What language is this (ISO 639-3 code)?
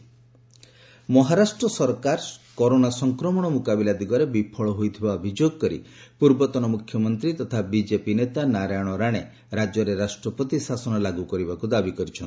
ori